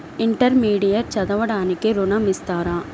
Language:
Telugu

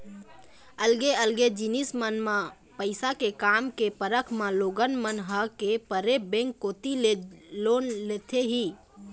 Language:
Chhattisgarhi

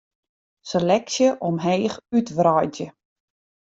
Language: Western Frisian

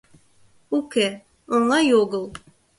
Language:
Mari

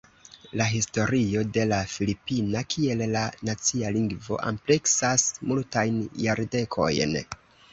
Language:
Esperanto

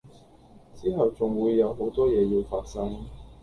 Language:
Cantonese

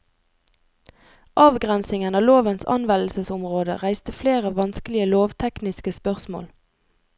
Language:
Norwegian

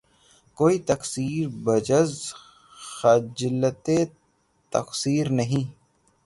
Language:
Urdu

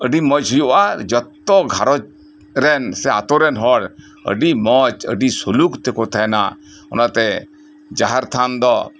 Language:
Santali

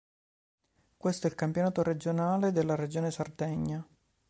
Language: Italian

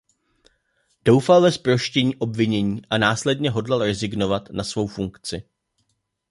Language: Czech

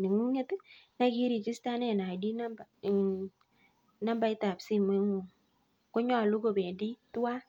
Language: Kalenjin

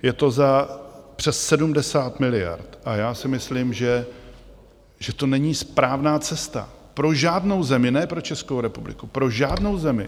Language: Czech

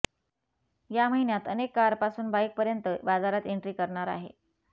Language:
Marathi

